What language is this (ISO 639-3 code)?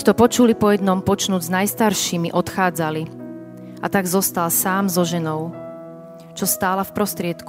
slk